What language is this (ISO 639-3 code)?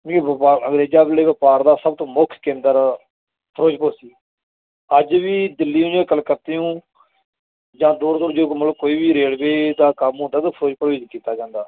pan